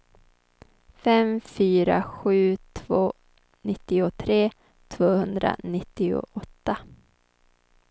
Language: Swedish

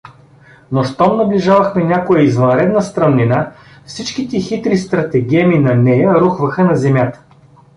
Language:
Bulgarian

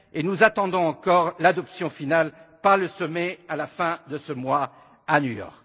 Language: French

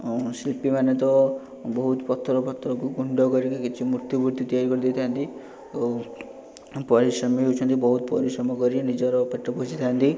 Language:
Odia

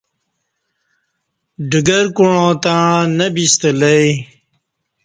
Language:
Kati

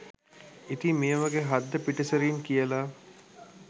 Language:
Sinhala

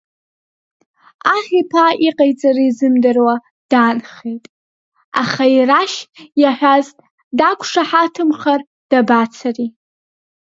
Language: Abkhazian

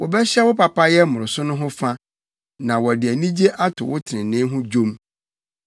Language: Akan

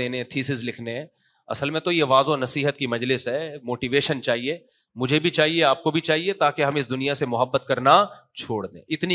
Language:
Urdu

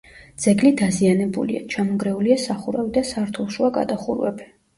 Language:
Georgian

